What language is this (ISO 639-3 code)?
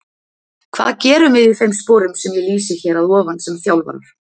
isl